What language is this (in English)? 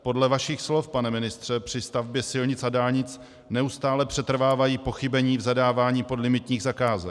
Czech